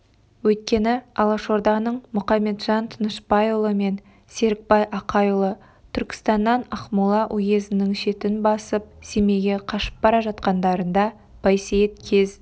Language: Kazakh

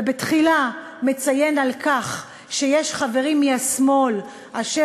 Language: Hebrew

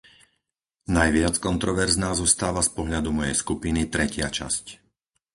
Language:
Slovak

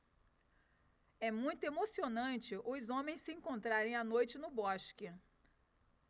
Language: Portuguese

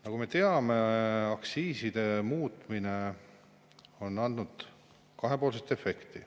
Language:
Estonian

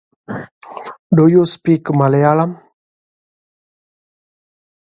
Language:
English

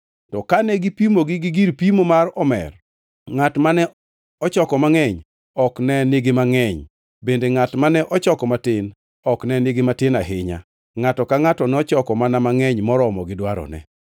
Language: Luo (Kenya and Tanzania)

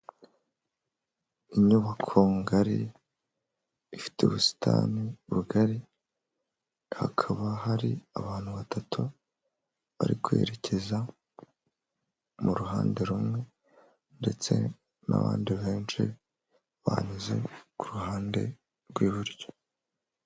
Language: Kinyarwanda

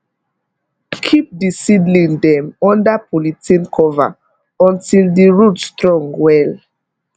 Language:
Nigerian Pidgin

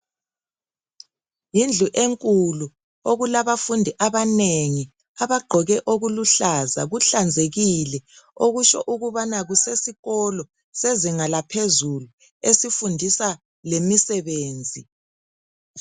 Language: North Ndebele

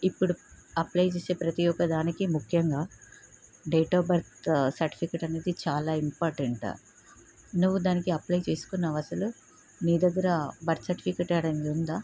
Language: Telugu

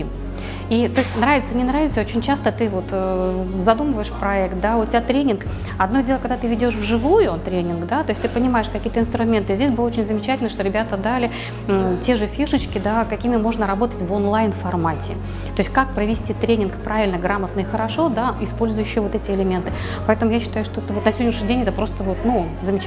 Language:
Russian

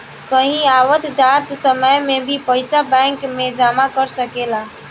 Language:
Bhojpuri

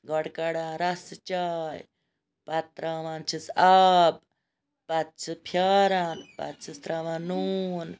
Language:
Kashmiri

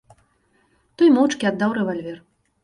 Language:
Belarusian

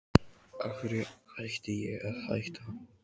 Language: Icelandic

